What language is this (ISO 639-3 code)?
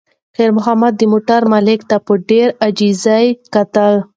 pus